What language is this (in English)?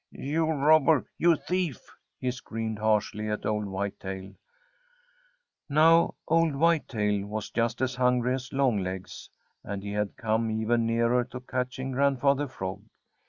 English